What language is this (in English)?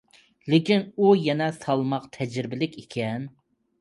Uyghur